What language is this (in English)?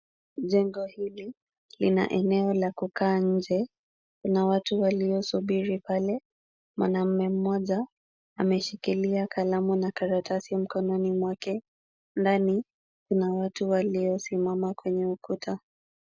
Swahili